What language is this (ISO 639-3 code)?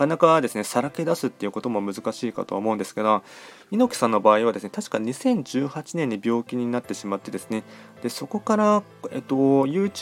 jpn